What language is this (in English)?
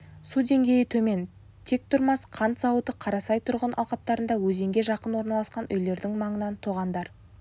Kazakh